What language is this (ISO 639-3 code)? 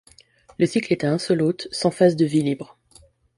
fra